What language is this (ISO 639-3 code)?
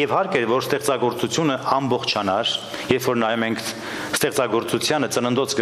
ron